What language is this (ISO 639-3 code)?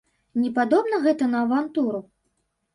bel